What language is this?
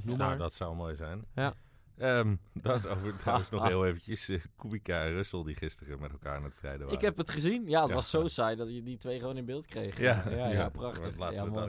Dutch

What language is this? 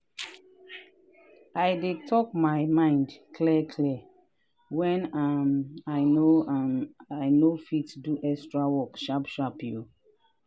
Nigerian Pidgin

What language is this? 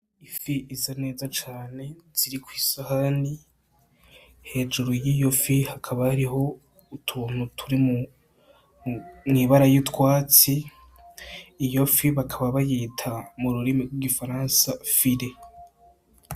Rundi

